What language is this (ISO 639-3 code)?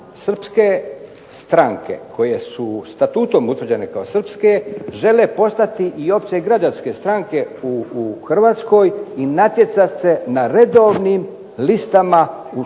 hrv